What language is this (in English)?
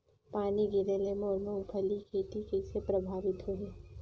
Chhattisgarhi